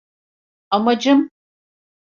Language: Turkish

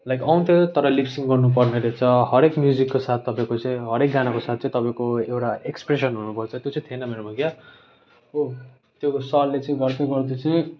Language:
Nepali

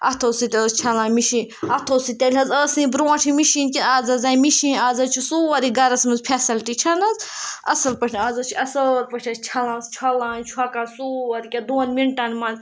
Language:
Kashmiri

